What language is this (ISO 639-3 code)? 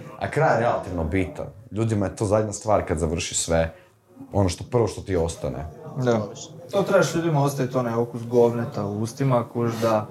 hrv